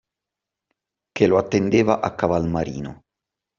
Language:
Italian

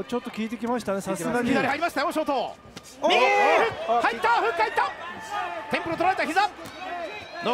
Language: Japanese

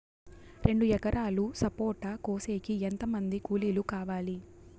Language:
Telugu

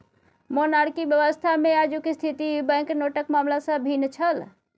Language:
Maithili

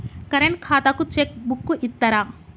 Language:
Telugu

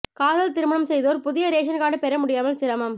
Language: Tamil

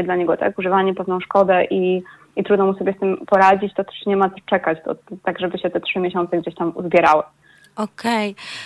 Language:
Polish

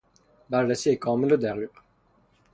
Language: Persian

